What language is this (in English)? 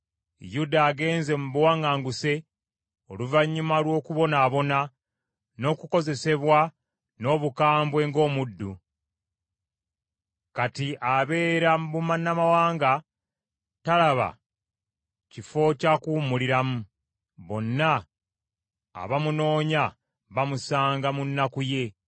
Ganda